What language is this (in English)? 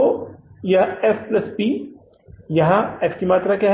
Hindi